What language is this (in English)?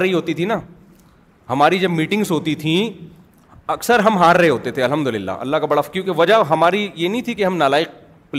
Urdu